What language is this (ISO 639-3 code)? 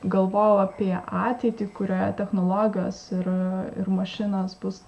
lit